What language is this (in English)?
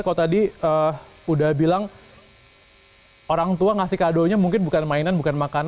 Indonesian